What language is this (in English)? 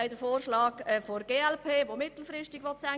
Swiss German